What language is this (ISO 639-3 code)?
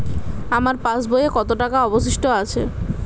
ben